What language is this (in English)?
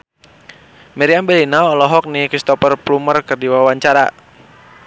Sundanese